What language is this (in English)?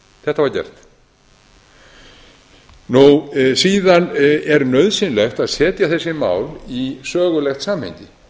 Icelandic